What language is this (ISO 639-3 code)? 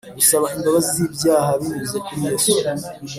kin